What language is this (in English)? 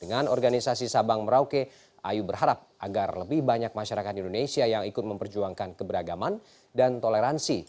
Indonesian